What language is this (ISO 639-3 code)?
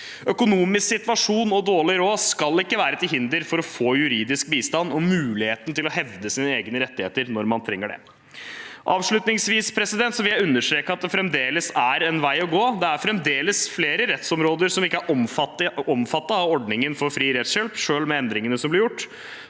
nor